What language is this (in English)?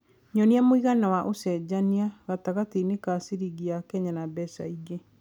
Kikuyu